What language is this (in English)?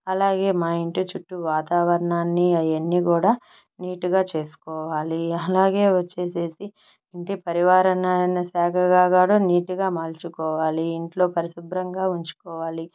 Telugu